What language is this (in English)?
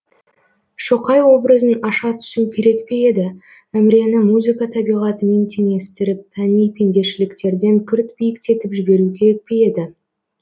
Kazakh